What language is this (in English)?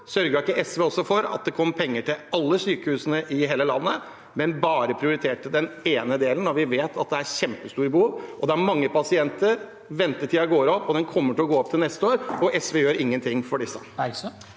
Norwegian